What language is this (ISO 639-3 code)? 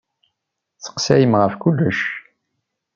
kab